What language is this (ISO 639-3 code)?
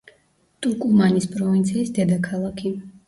kat